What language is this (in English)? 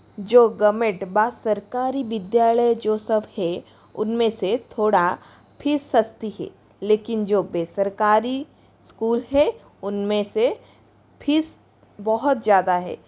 Hindi